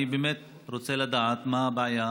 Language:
Hebrew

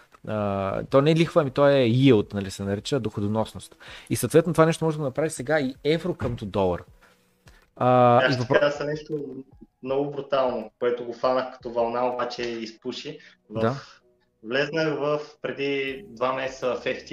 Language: Bulgarian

